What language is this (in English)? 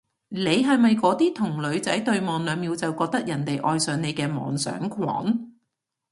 Cantonese